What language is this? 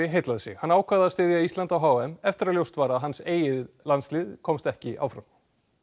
Icelandic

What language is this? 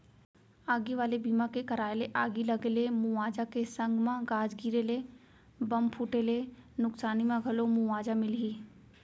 Chhattisgarhi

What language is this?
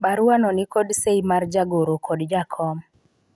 Luo (Kenya and Tanzania)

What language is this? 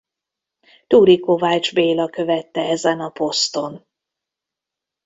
Hungarian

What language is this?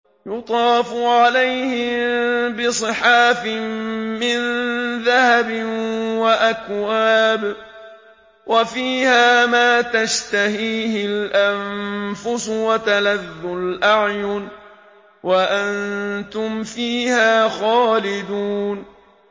Arabic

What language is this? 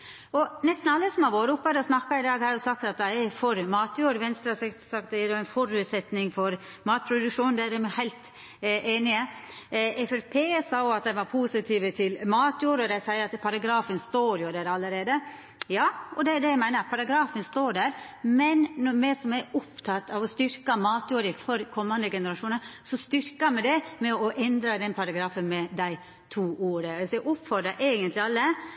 Norwegian Nynorsk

